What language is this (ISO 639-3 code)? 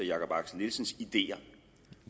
dan